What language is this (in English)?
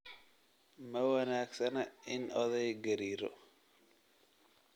Somali